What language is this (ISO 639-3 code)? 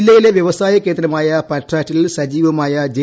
mal